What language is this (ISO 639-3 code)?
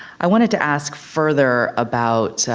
eng